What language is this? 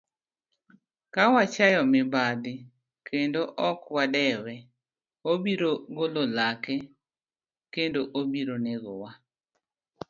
Luo (Kenya and Tanzania)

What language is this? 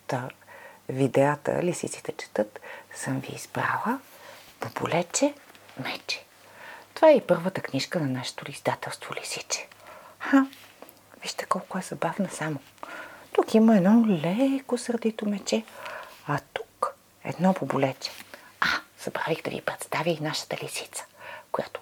Bulgarian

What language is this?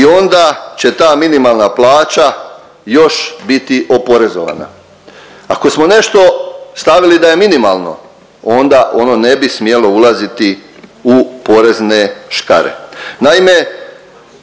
Croatian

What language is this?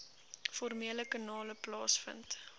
Afrikaans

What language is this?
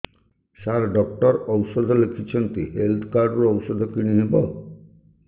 Odia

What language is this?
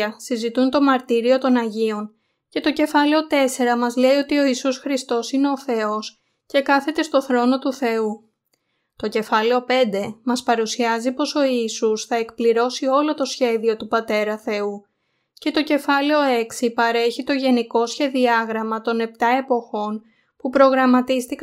Greek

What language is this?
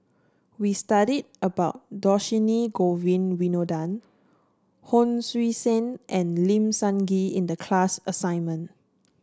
English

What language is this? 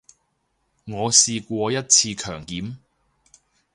Cantonese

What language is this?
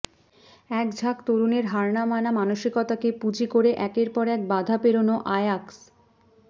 Bangla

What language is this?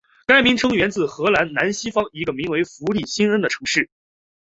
Chinese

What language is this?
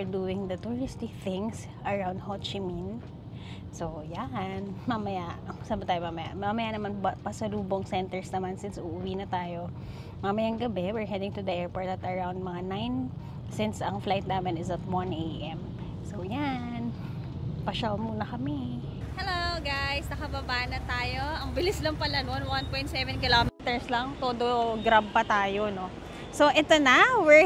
Filipino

